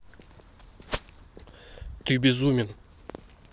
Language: Russian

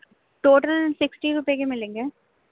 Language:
Urdu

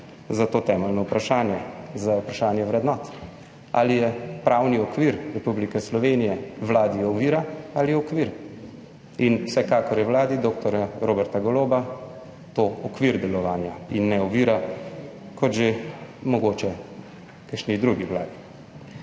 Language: Slovenian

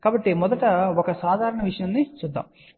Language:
Telugu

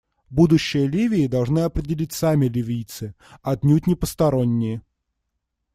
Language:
Russian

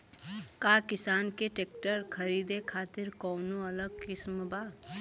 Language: Bhojpuri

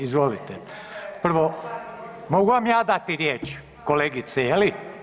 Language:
Croatian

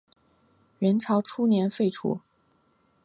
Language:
Chinese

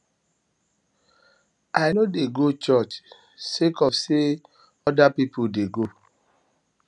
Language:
Nigerian Pidgin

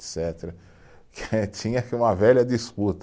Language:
Portuguese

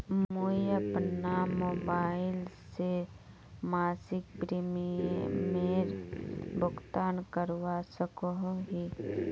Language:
Magahi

